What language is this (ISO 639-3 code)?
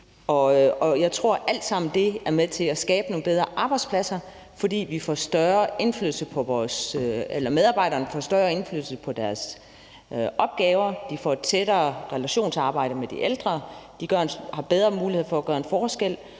dan